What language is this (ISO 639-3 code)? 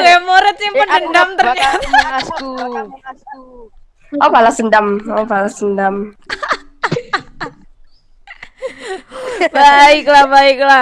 ind